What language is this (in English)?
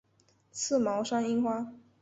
Chinese